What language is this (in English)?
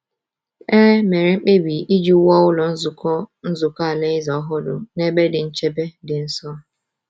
Igbo